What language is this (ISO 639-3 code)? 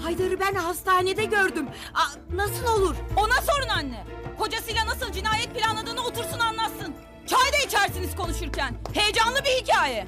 tur